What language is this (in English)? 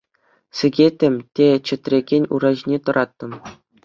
Chuvash